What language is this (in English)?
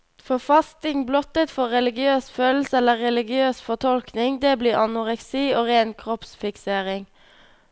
Norwegian